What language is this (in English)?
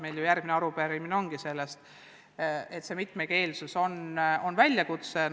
Estonian